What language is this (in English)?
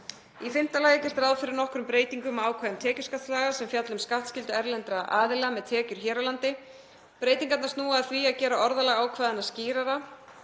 Icelandic